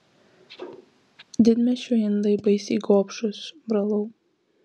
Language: Lithuanian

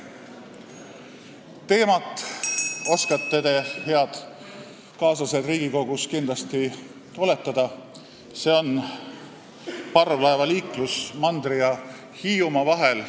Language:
Estonian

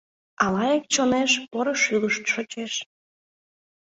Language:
Mari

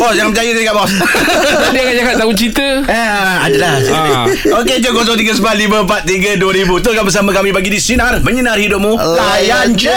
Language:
Malay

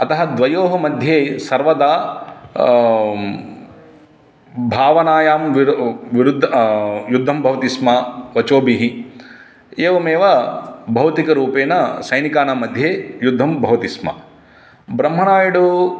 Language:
Sanskrit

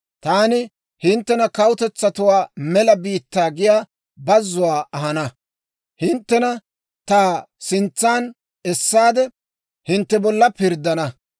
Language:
Dawro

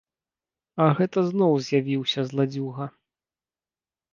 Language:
Belarusian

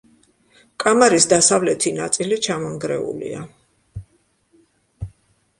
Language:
Georgian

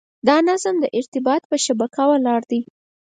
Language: Pashto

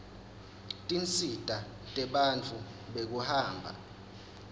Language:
Swati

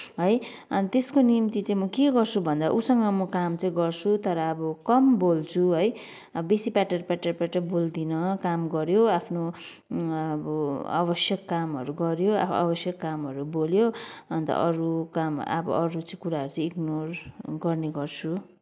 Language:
Nepali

